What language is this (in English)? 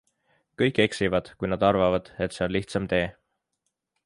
Estonian